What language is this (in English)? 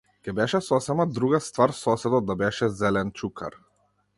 Macedonian